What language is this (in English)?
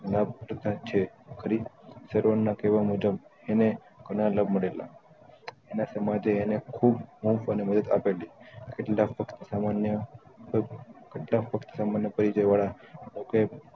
Gujarati